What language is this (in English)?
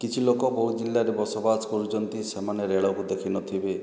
Odia